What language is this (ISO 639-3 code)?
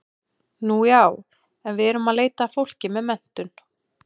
isl